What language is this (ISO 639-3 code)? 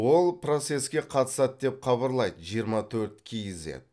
kaz